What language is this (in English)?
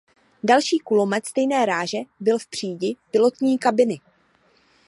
Czech